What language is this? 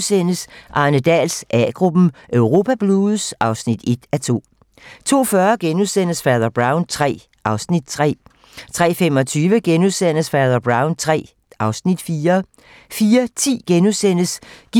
Danish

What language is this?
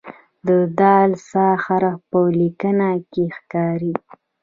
Pashto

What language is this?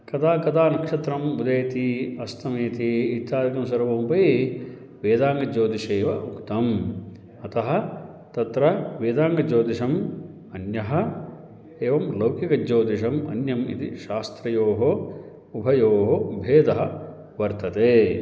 Sanskrit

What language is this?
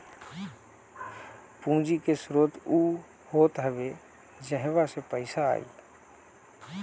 Bhojpuri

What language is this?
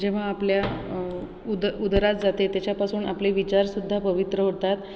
Marathi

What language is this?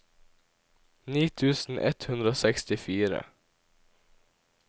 Norwegian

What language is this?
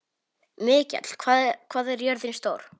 Icelandic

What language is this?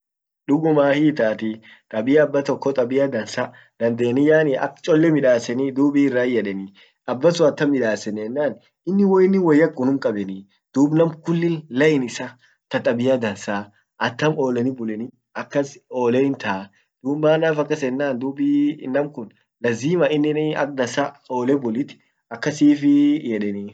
Orma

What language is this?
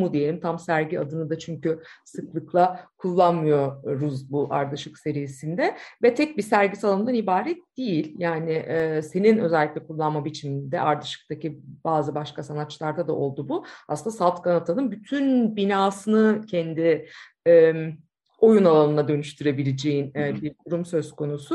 Turkish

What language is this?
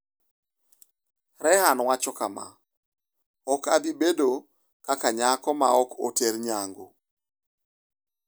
Luo (Kenya and Tanzania)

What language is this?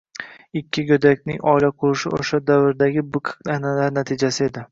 Uzbek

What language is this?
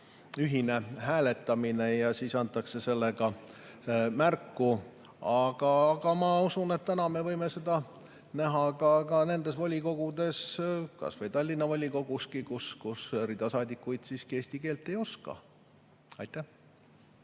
Estonian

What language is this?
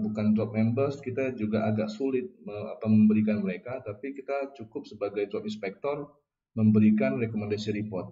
Indonesian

